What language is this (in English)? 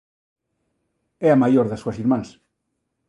Galician